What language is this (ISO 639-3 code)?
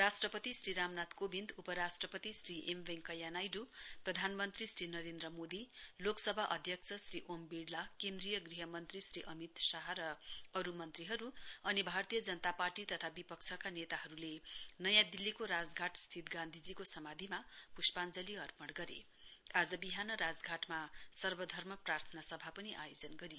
nep